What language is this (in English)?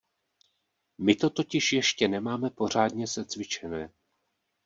Czech